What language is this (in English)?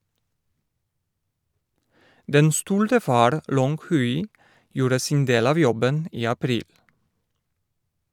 Norwegian